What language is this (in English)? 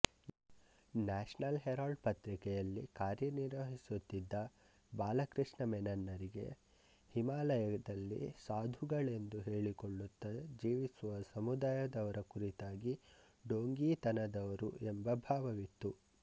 Kannada